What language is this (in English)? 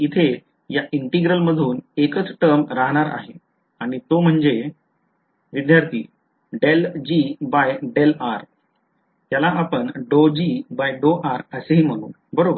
Marathi